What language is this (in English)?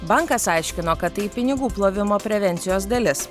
Lithuanian